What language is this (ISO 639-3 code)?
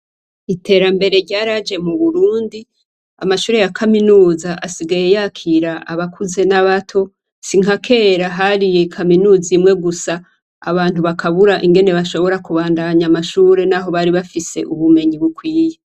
run